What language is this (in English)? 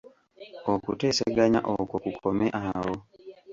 Ganda